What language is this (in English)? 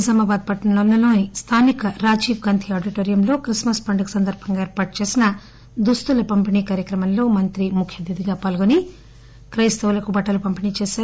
Telugu